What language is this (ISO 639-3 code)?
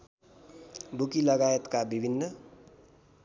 nep